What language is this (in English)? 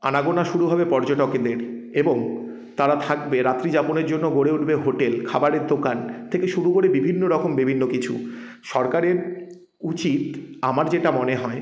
Bangla